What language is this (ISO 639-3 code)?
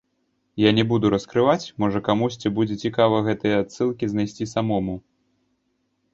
bel